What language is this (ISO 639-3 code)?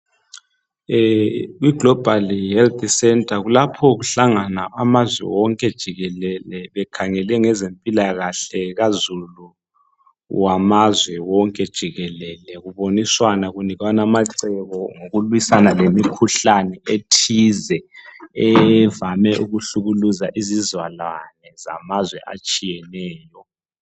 nde